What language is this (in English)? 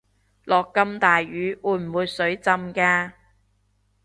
Cantonese